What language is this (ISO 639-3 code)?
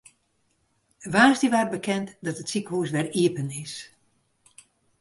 fry